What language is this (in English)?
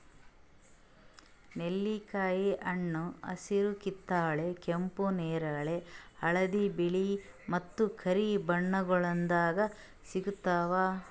Kannada